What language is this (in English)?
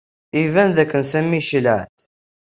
Kabyle